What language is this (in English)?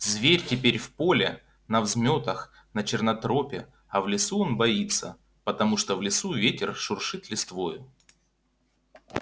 Russian